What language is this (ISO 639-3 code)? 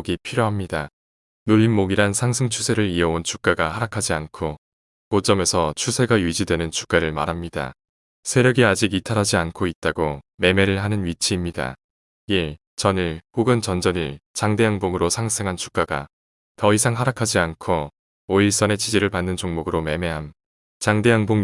kor